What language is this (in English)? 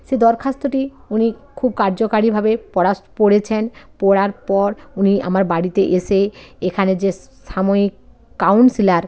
Bangla